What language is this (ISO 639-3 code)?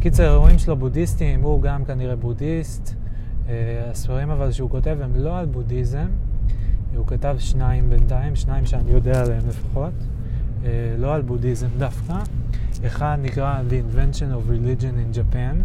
heb